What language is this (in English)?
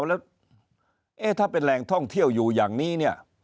Thai